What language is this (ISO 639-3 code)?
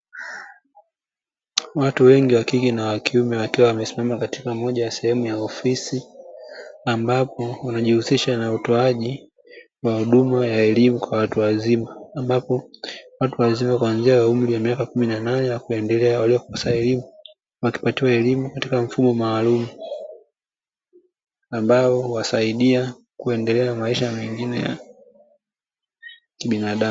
swa